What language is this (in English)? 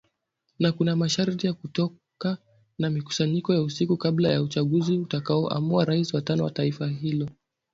Swahili